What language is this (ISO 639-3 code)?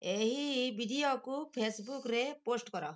ori